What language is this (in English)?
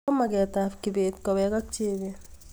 Kalenjin